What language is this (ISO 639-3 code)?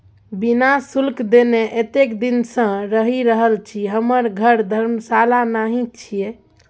mai